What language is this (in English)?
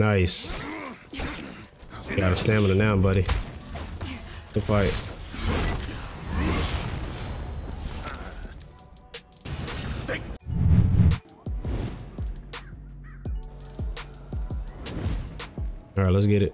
English